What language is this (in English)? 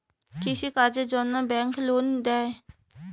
Bangla